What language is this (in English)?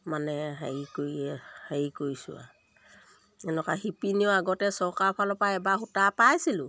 Assamese